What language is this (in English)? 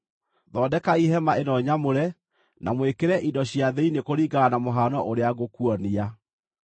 Kikuyu